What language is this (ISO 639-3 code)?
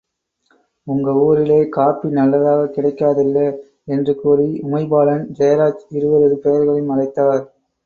tam